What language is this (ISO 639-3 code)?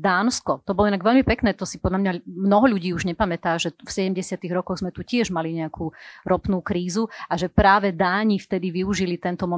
slk